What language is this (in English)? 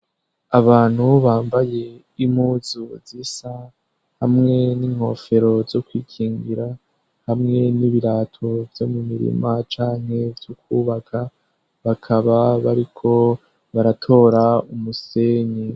Rundi